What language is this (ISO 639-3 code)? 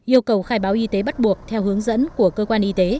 vie